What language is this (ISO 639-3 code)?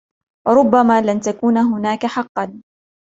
ara